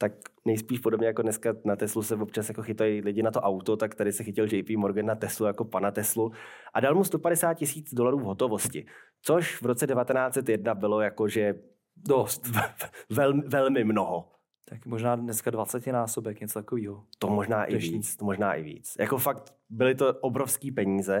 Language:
Czech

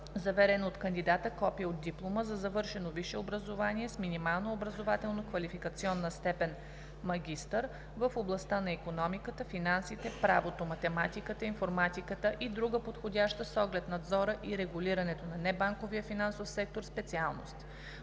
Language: Bulgarian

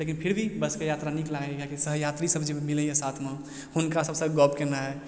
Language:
Maithili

